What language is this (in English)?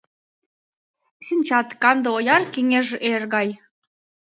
Mari